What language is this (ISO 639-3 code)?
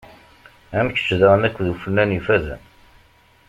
kab